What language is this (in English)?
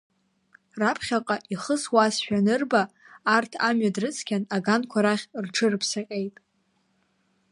Abkhazian